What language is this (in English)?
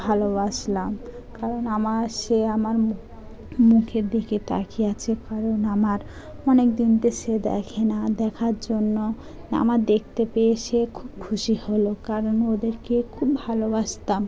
Bangla